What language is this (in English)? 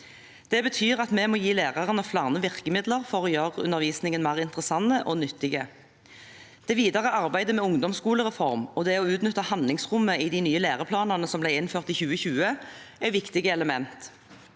Norwegian